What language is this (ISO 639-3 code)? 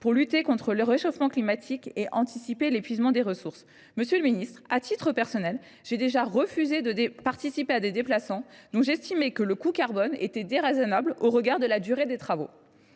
fra